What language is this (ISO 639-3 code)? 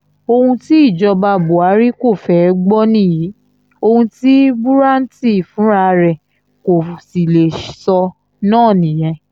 yor